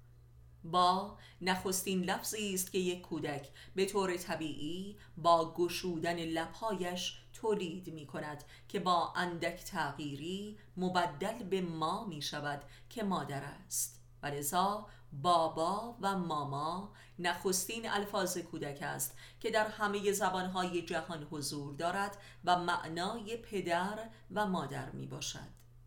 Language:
Persian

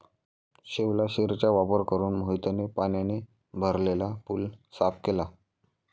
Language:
Marathi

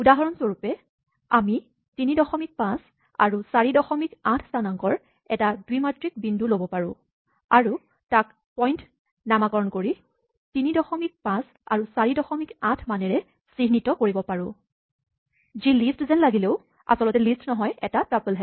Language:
Assamese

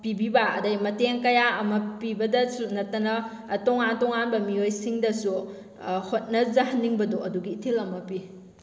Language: Manipuri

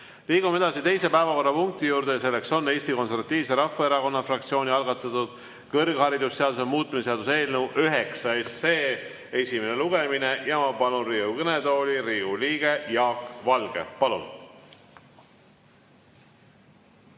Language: Estonian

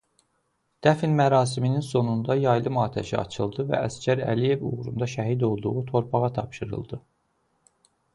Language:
Azerbaijani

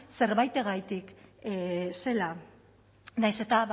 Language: Basque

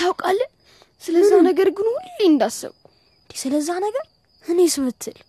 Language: Amharic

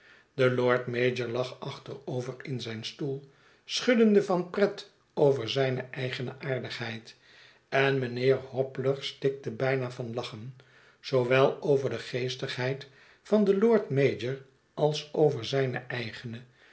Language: Dutch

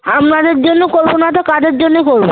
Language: Bangla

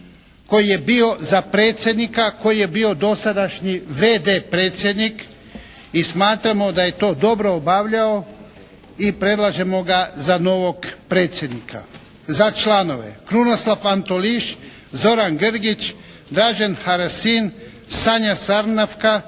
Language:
Croatian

